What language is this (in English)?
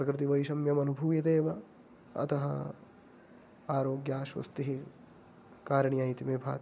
Sanskrit